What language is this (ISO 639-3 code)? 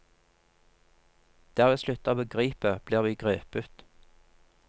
nor